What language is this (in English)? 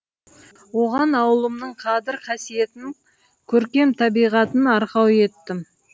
Kazakh